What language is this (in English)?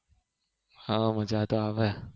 Gujarati